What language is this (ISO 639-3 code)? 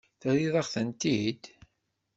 kab